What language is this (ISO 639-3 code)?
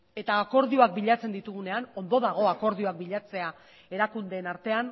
eus